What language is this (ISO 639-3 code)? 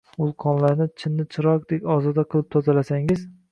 uzb